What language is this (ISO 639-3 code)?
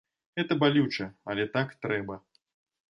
bel